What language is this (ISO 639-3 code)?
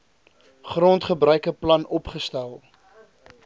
afr